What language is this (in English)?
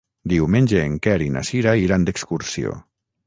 Catalan